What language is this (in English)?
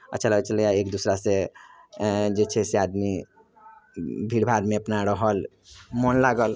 Maithili